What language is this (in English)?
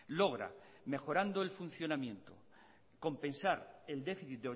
Spanish